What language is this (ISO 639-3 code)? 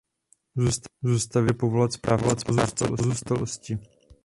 ces